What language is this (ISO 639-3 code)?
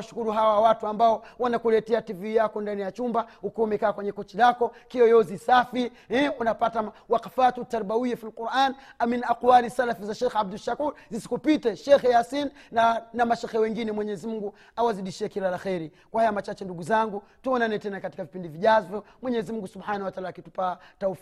swa